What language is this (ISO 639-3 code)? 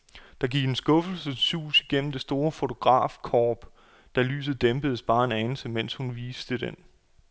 dan